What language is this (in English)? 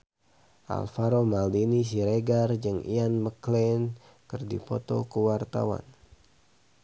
Sundanese